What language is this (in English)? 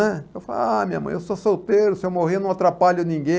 Portuguese